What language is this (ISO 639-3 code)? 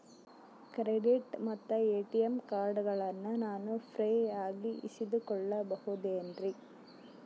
kan